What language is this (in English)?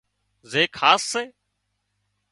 Wadiyara Koli